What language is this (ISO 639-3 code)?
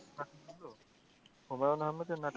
ben